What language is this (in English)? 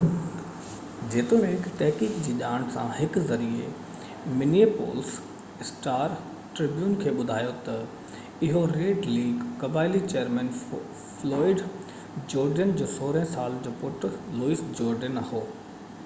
Sindhi